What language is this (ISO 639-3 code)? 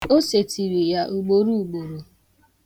ibo